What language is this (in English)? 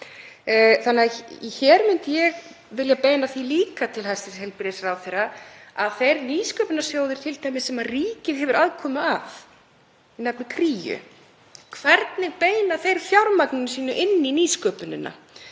Icelandic